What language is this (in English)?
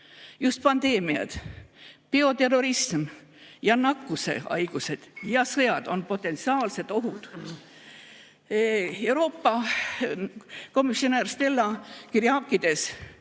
Estonian